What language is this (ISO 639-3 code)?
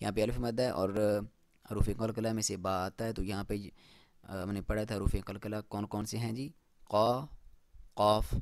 hin